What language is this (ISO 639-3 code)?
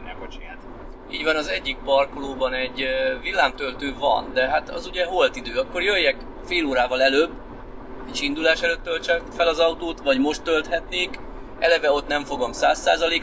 hun